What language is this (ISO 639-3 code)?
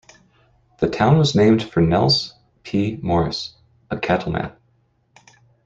eng